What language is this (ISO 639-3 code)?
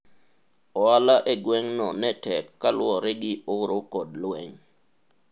luo